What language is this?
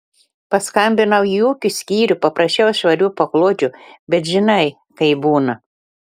Lithuanian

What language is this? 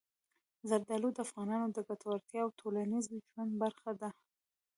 Pashto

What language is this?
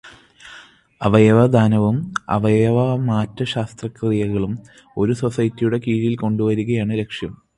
Malayalam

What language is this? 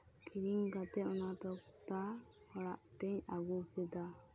Santali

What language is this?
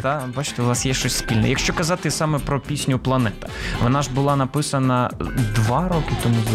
Ukrainian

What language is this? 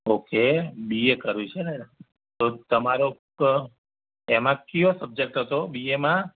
Gujarati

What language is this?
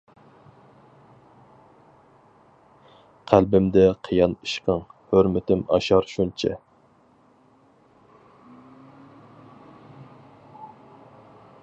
Uyghur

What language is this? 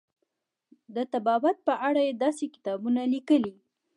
Pashto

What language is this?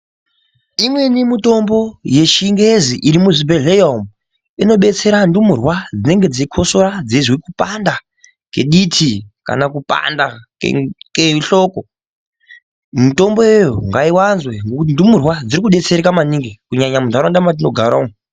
Ndau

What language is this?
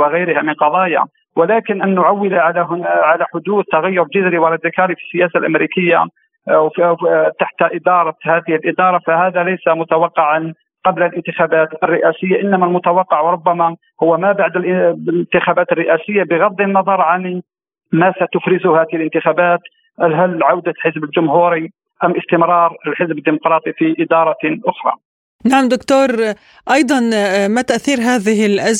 Arabic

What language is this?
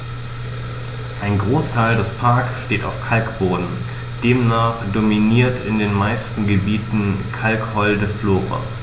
German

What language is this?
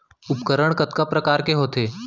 Chhattisgarhi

